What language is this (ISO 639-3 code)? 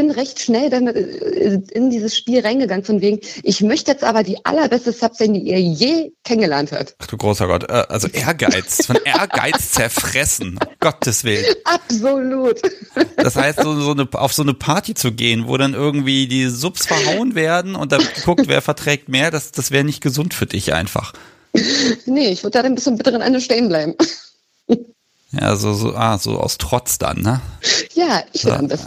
deu